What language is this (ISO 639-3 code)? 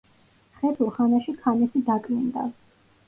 kat